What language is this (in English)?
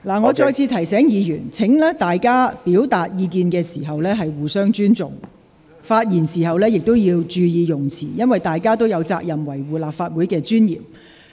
Cantonese